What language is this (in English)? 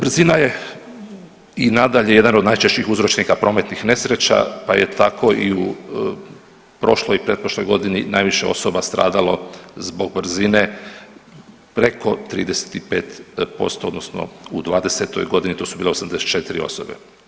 Croatian